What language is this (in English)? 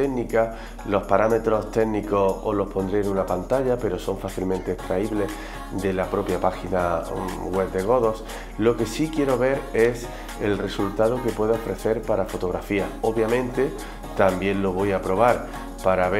Spanish